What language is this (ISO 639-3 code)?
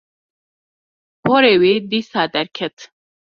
kur